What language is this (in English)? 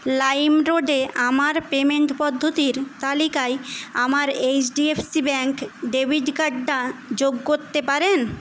Bangla